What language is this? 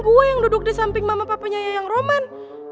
Indonesian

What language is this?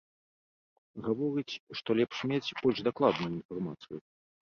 Belarusian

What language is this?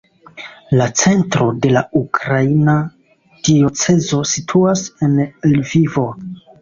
Esperanto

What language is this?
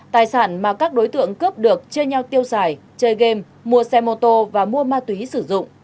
Vietnamese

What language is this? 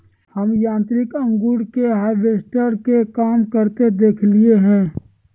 Magahi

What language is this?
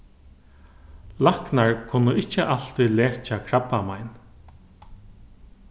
Faroese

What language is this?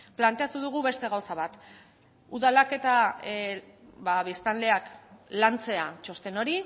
Basque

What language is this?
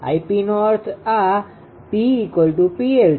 Gujarati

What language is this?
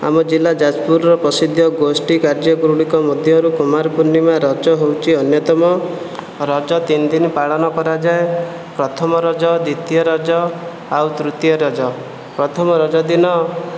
Odia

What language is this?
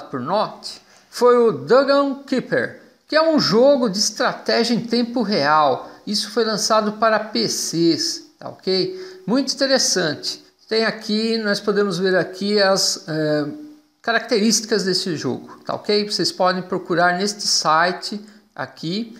Portuguese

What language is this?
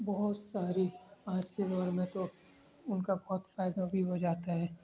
Urdu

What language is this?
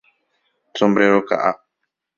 Guarani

